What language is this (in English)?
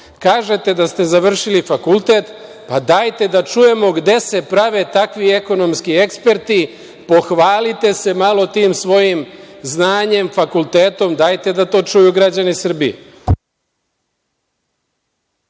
Serbian